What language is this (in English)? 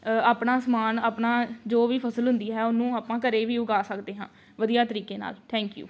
Punjabi